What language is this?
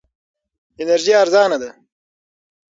Pashto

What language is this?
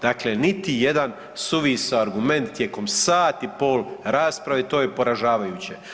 Croatian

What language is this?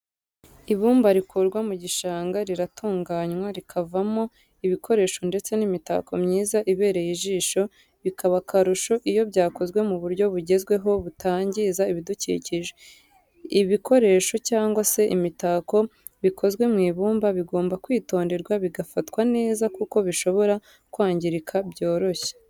Kinyarwanda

